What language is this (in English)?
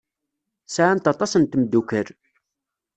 Kabyle